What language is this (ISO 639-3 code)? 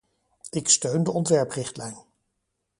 nld